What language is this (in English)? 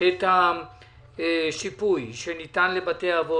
Hebrew